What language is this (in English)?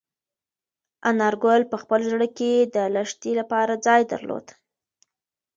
Pashto